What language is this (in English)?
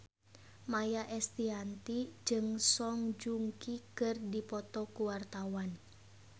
Sundanese